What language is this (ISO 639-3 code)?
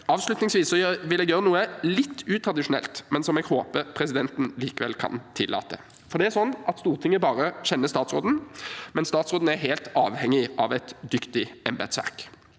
nor